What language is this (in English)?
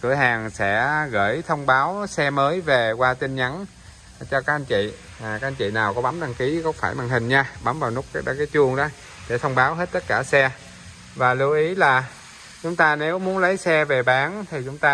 Vietnamese